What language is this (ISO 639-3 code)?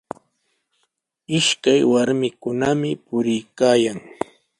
qws